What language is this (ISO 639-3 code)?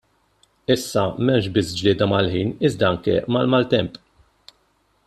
mlt